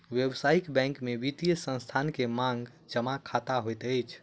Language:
Maithili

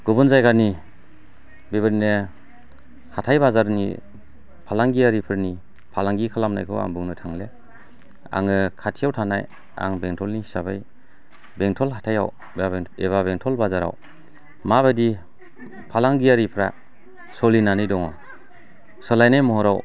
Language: Bodo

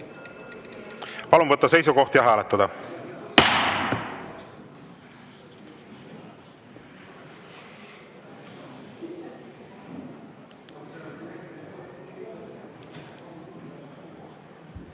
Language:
Estonian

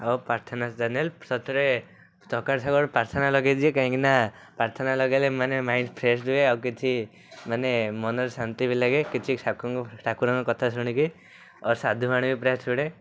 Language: Odia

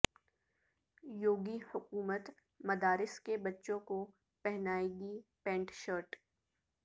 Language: Urdu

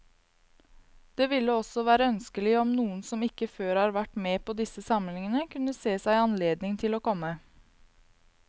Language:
Norwegian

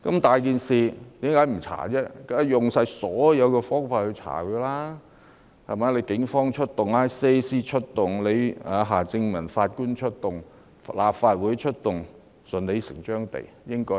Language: Cantonese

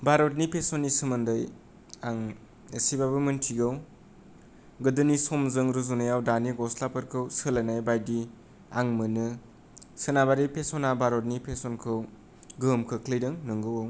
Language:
Bodo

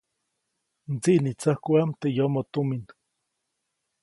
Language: Copainalá Zoque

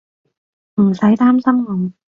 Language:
Cantonese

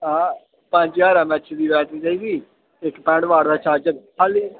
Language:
Dogri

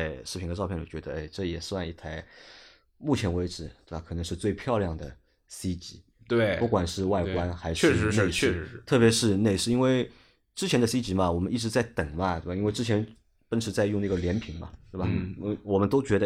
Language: Chinese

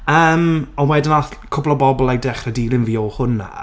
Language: Welsh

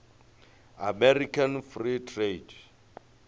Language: Venda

